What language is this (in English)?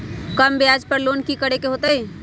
Magahi